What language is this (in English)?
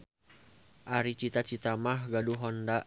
Sundanese